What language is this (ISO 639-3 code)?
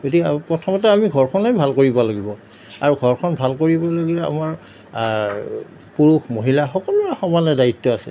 asm